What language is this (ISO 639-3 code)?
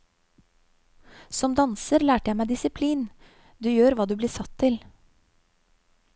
nor